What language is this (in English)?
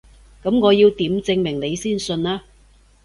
Cantonese